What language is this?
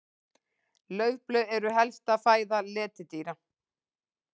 Icelandic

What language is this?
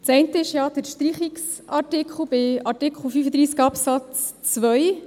Swiss German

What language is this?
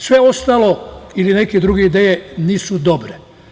Serbian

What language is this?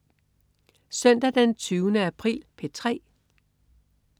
Danish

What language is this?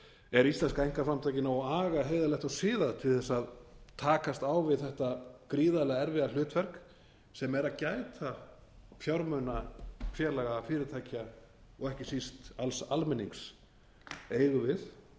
Icelandic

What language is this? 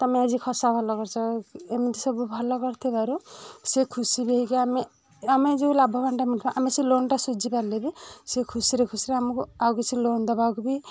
Odia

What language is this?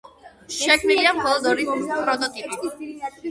Georgian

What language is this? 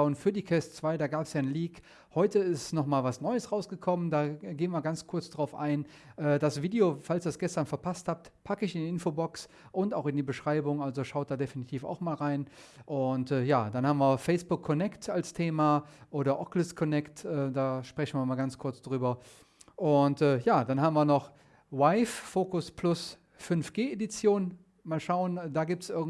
German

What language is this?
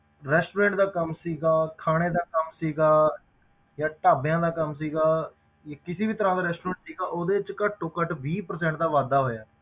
Punjabi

